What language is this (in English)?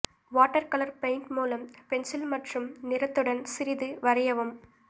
Tamil